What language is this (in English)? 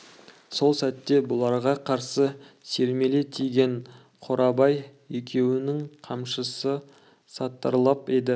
Kazakh